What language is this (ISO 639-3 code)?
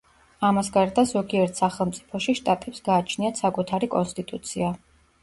kat